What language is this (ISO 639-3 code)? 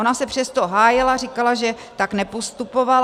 ces